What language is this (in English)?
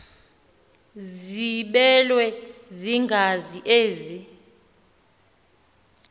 Xhosa